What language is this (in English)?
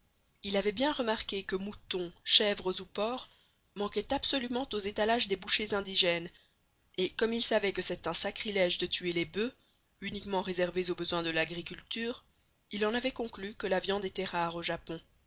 French